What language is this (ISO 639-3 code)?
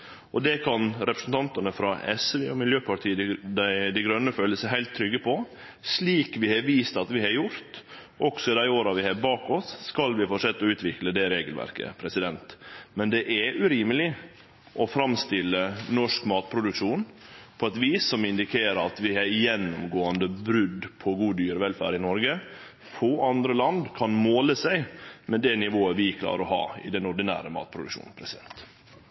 nno